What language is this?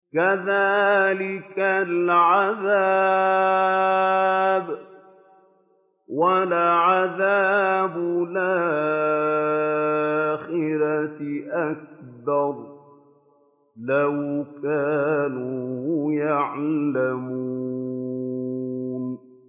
Arabic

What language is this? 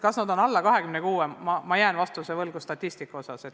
Estonian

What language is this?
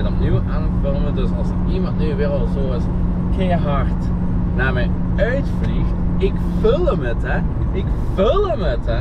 Dutch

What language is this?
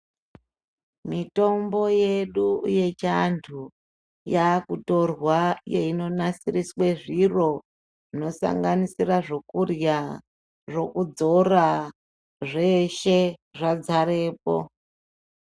Ndau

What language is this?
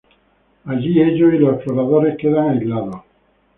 Spanish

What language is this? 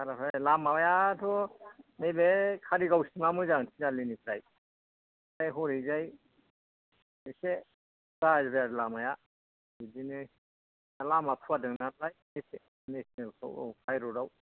Bodo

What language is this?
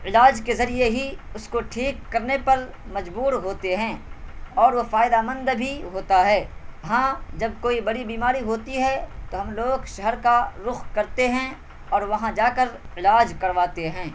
Urdu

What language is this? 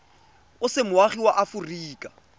Tswana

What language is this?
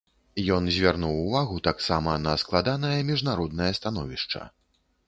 Belarusian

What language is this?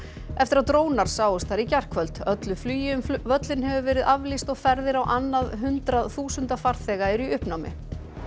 Icelandic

